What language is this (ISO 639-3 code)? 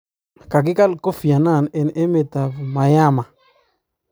kln